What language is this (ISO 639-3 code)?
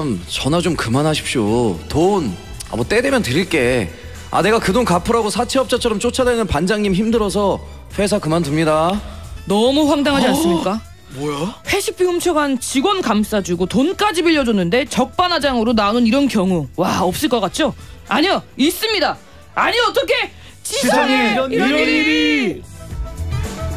kor